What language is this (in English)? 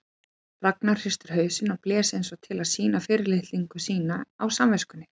Icelandic